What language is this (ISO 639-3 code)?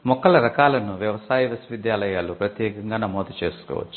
tel